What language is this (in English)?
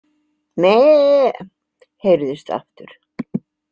Icelandic